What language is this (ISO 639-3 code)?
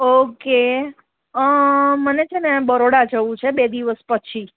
guj